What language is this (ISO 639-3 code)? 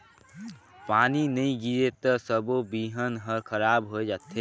hne